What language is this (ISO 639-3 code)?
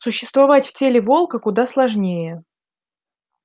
rus